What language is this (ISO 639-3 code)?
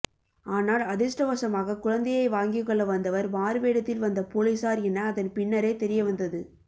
tam